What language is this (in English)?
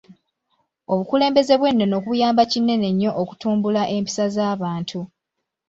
Ganda